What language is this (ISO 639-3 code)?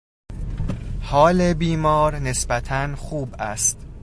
fas